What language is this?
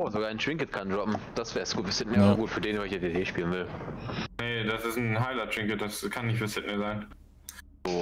German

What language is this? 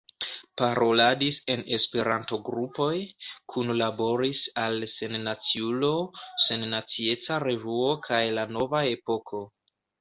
Esperanto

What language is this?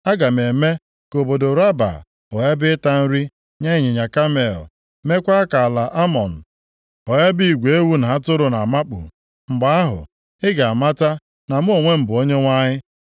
Igbo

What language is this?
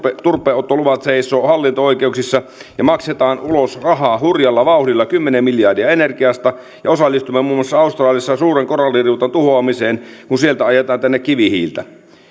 Finnish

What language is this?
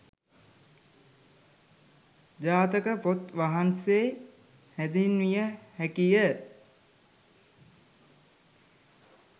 Sinhala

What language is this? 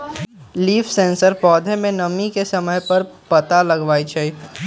Magahi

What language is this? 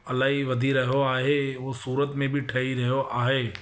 Sindhi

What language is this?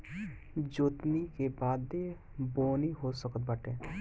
Bhojpuri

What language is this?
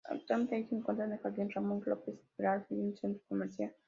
Spanish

